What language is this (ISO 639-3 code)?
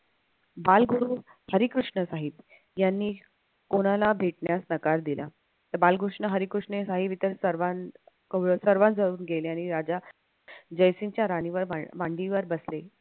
mar